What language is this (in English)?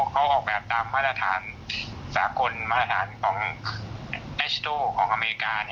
Thai